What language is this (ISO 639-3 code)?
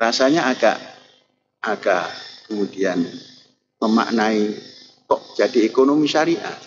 ind